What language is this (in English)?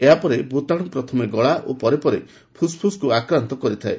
Odia